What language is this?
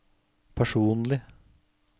Norwegian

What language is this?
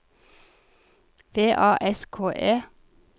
Norwegian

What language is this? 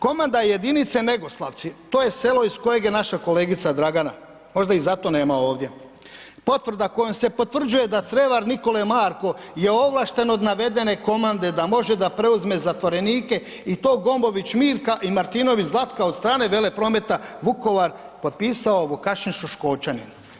Croatian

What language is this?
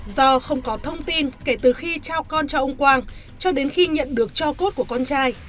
Vietnamese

